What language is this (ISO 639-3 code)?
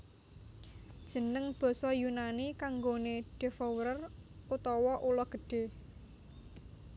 jav